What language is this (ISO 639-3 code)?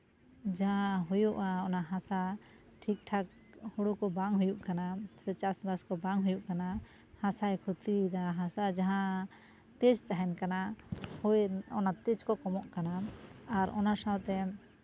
sat